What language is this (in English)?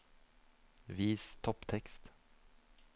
Norwegian